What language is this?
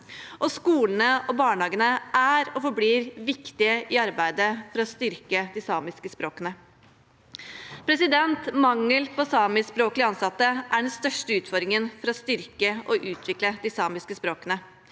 Norwegian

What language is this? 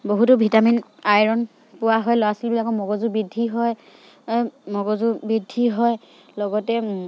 Assamese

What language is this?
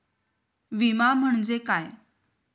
Marathi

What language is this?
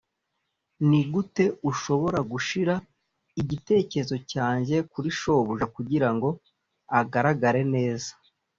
Kinyarwanda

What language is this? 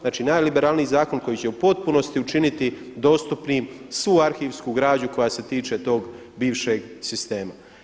Croatian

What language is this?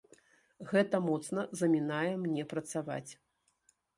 Belarusian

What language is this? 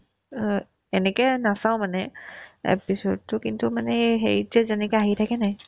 Assamese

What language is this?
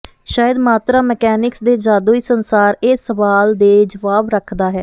Punjabi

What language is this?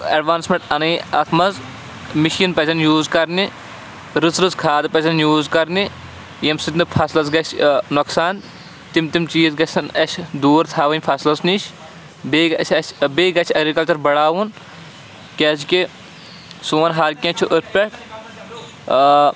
Kashmiri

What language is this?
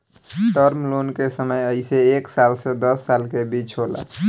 Bhojpuri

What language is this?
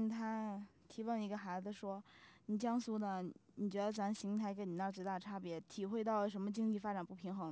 Chinese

